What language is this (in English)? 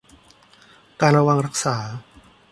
Thai